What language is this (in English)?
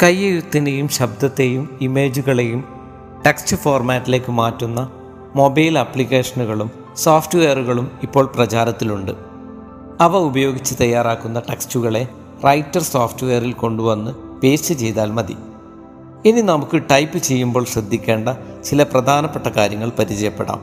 Malayalam